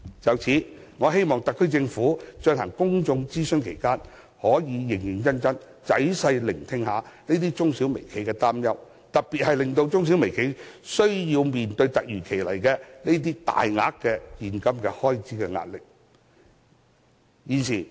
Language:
Cantonese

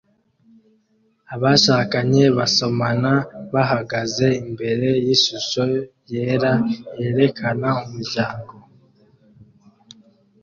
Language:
Kinyarwanda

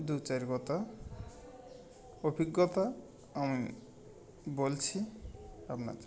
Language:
Bangla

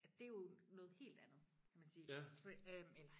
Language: Danish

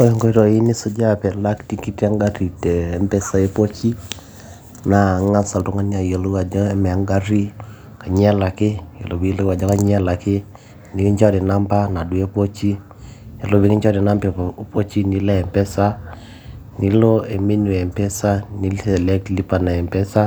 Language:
Masai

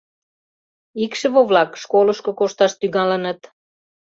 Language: Mari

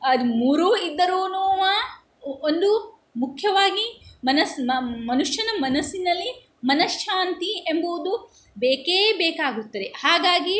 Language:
Kannada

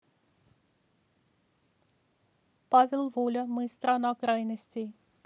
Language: Russian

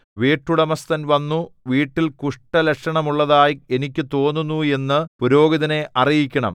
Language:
Malayalam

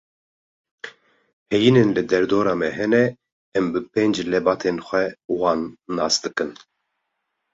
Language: Kurdish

